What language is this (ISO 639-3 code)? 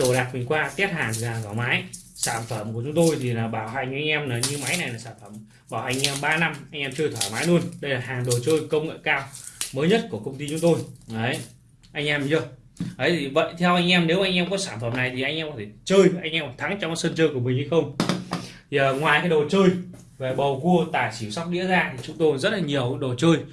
vie